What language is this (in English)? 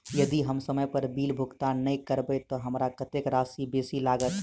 Maithili